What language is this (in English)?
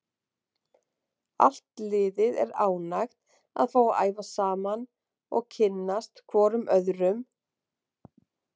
Icelandic